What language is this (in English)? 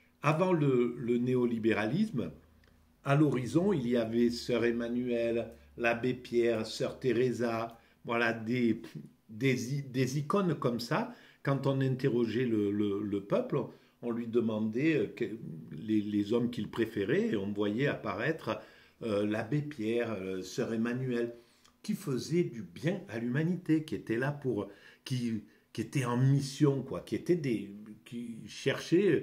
French